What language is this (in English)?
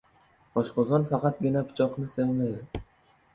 Uzbek